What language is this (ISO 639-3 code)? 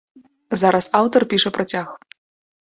bel